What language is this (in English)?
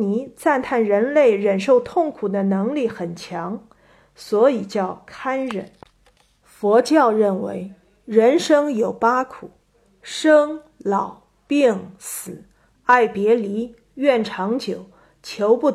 Chinese